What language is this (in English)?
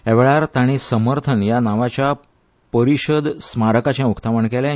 Konkani